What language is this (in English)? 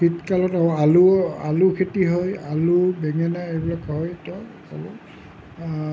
Assamese